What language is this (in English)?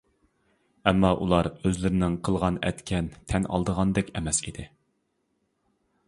Uyghur